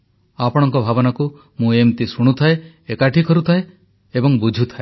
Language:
Odia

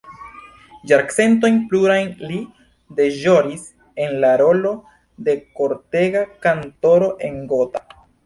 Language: Esperanto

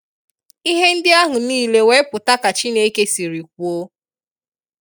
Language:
Igbo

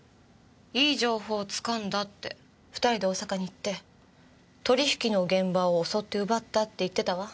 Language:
Japanese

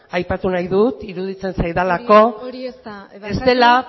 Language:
Basque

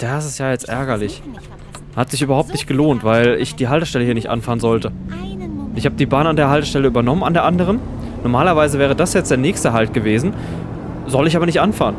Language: German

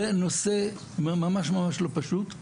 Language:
Hebrew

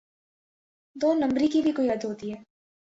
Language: Urdu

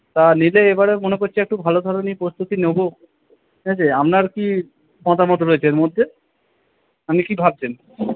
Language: Bangla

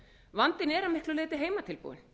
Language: Icelandic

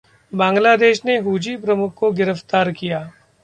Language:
Hindi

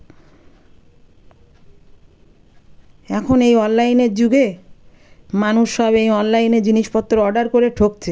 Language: Bangla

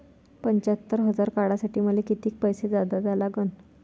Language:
Marathi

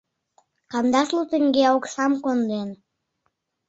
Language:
Mari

